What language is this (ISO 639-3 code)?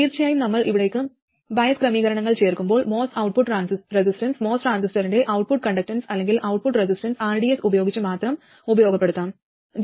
mal